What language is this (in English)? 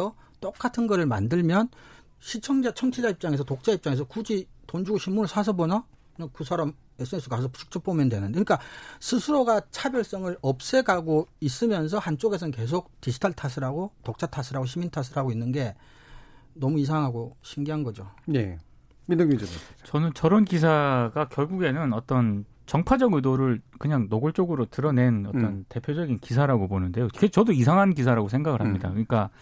Korean